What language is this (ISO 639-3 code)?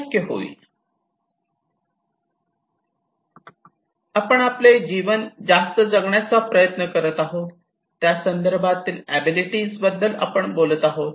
mar